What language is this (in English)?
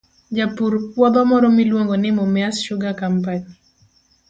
Luo (Kenya and Tanzania)